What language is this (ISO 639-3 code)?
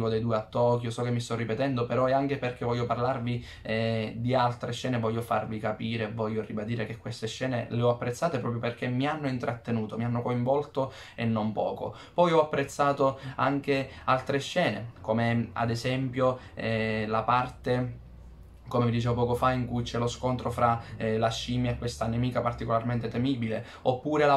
ita